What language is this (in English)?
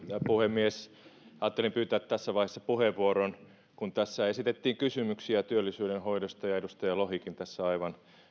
Finnish